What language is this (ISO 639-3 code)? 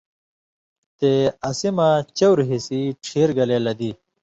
mvy